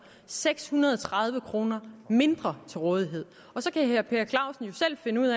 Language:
Danish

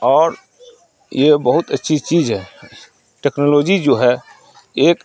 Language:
Urdu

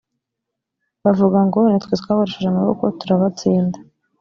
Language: Kinyarwanda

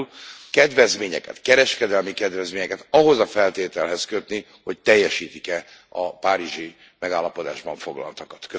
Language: Hungarian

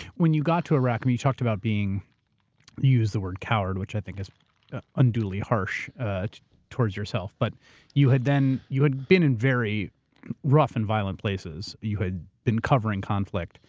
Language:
English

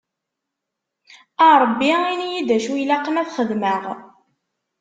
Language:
Kabyle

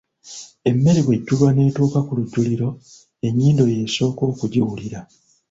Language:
Ganda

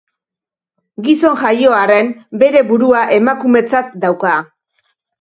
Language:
Basque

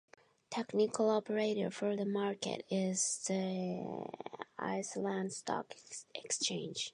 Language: English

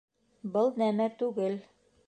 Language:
Bashkir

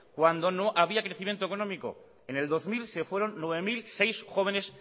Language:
Spanish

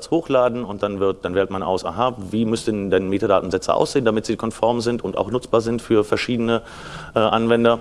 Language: German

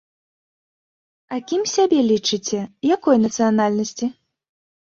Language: Belarusian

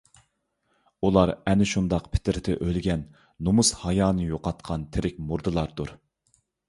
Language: Uyghur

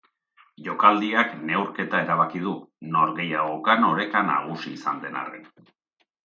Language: Basque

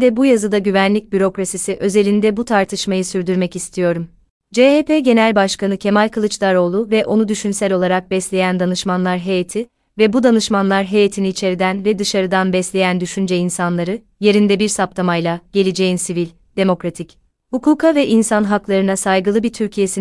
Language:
Turkish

